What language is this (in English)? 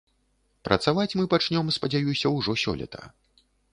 Belarusian